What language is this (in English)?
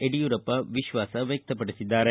Kannada